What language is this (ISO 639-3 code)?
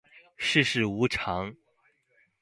zho